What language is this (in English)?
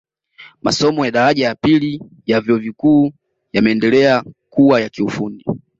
Swahili